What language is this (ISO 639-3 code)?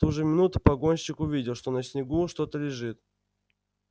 rus